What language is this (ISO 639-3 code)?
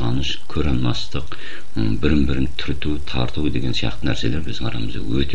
tur